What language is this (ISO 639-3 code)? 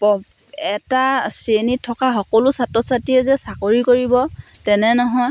asm